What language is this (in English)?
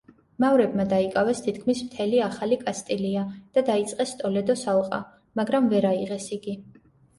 Georgian